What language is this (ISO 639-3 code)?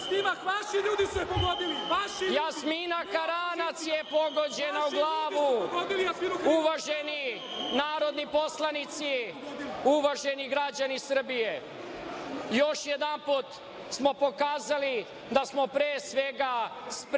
srp